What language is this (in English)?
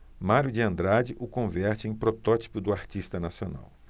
Portuguese